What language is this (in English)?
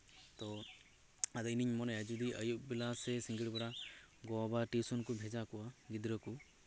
Santali